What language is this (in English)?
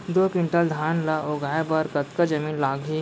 Chhattisgarhi